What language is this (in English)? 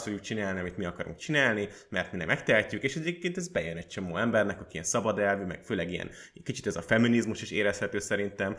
Hungarian